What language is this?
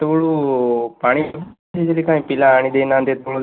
Odia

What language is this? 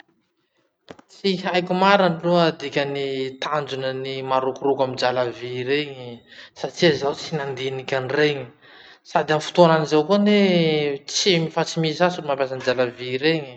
Masikoro Malagasy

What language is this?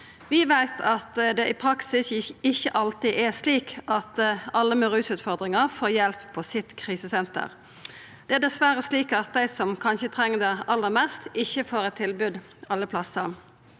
Norwegian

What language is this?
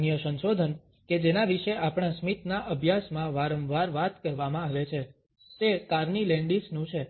Gujarati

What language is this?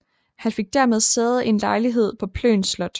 Danish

